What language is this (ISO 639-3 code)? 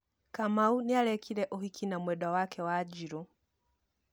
kik